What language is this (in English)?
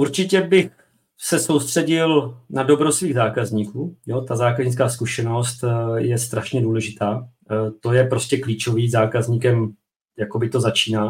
Czech